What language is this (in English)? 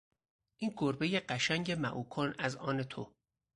Persian